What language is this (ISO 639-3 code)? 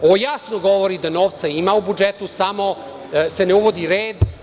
srp